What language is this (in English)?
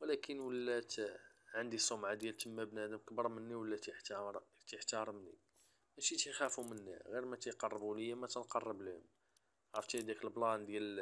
Arabic